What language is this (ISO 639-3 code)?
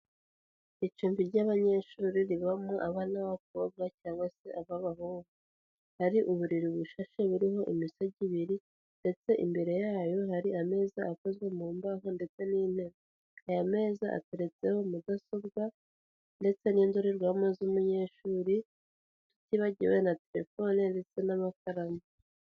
kin